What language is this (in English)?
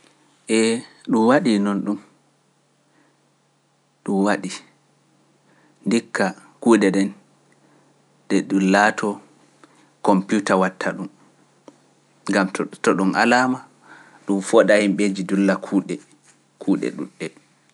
Pular